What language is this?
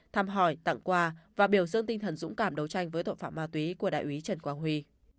Vietnamese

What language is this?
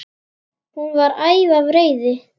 Icelandic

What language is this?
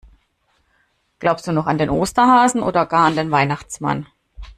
German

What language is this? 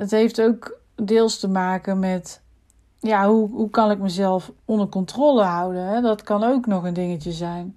Dutch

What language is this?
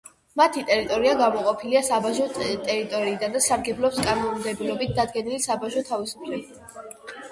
Georgian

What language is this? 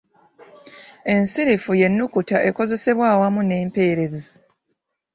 Ganda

